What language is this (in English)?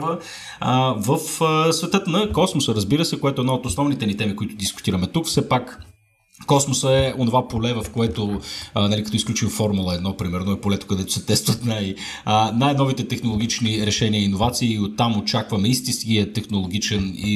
Bulgarian